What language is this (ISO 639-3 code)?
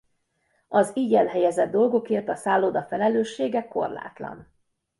hun